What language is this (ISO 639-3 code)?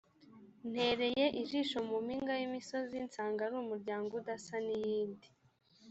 kin